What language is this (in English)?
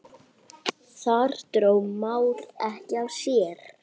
Icelandic